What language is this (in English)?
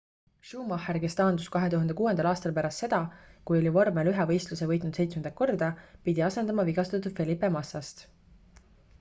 Estonian